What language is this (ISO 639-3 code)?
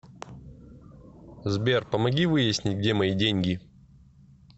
rus